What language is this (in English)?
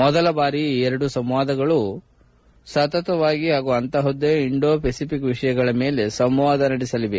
Kannada